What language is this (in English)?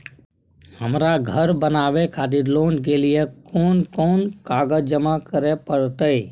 Maithili